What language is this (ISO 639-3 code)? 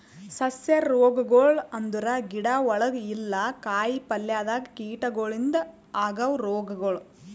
kan